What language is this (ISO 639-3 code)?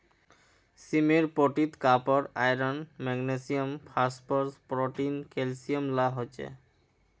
mag